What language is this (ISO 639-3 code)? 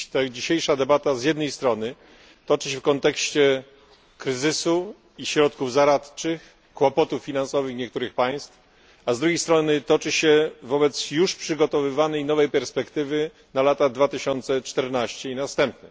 pol